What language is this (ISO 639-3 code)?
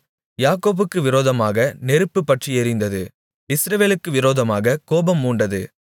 tam